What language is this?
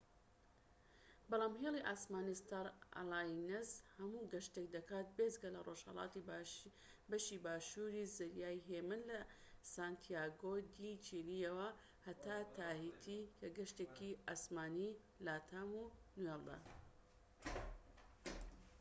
Central Kurdish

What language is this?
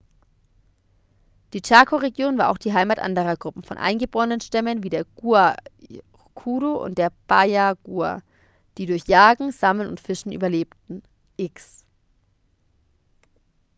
German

